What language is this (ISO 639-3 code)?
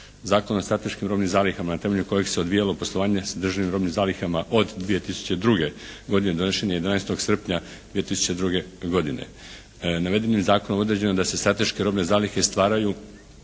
hrv